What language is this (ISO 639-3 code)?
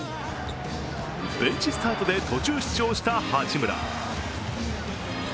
jpn